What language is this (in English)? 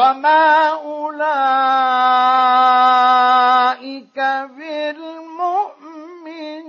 Arabic